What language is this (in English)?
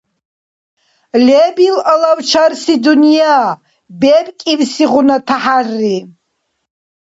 Dargwa